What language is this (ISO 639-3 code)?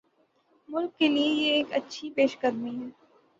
urd